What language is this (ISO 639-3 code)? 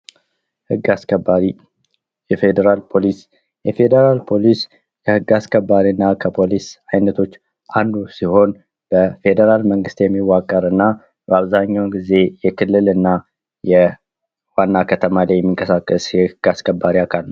amh